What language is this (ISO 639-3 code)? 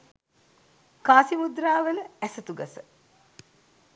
sin